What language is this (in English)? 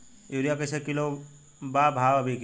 Bhojpuri